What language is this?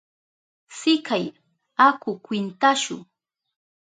Southern Pastaza Quechua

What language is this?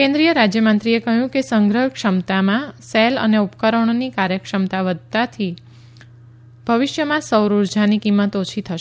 Gujarati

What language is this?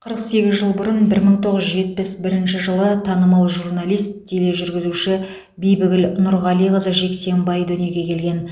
Kazakh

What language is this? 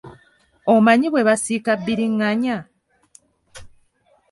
Ganda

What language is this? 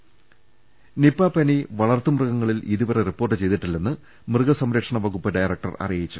Malayalam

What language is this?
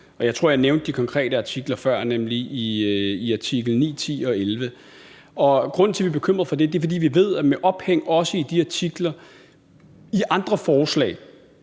Danish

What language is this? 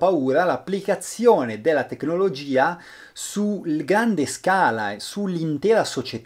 Italian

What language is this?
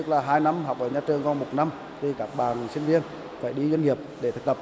Vietnamese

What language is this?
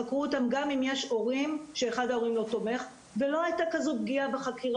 Hebrew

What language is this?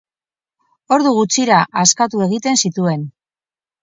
Basque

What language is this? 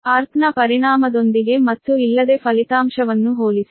Kannada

